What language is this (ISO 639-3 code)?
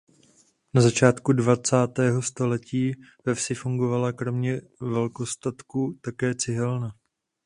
ces